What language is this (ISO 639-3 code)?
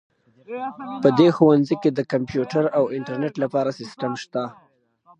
pus